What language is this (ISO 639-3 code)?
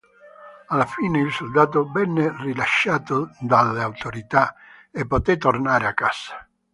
ita